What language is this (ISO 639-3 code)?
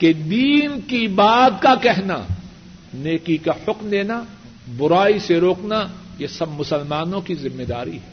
urd